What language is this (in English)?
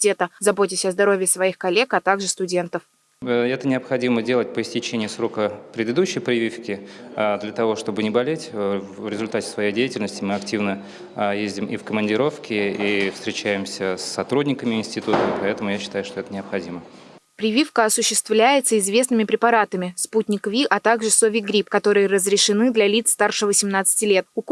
Russian